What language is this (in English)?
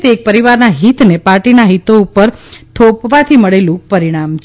Gujarati